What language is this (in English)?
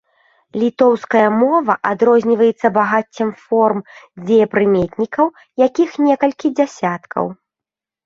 Belarusian